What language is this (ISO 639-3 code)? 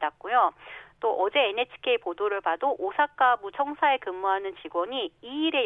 kor